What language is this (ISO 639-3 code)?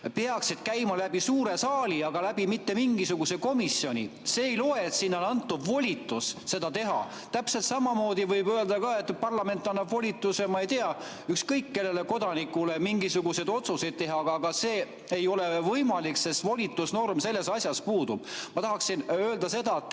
est